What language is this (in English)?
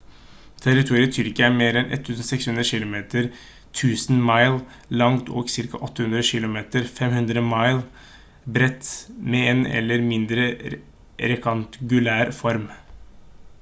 Norwegian Bokmål